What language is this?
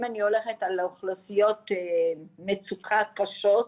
Hebrew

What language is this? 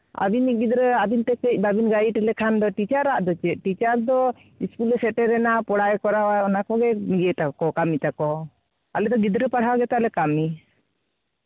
Santali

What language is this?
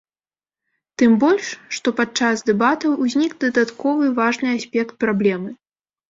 Belarusian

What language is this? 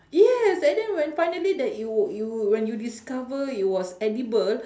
English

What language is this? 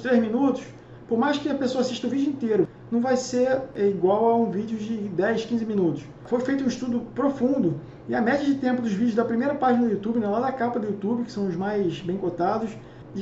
Portuguese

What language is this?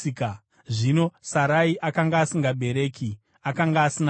Shona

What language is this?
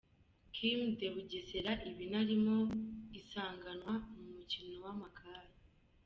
Kinyarwanda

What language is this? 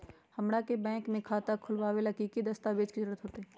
Magahi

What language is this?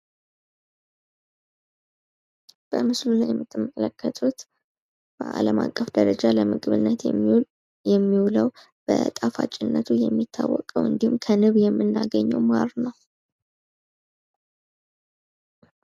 Amharic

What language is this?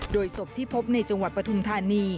Thai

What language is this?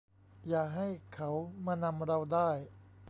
Thai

